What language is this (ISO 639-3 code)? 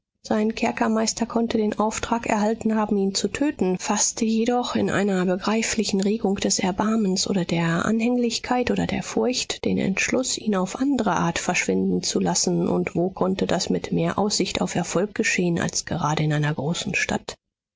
deu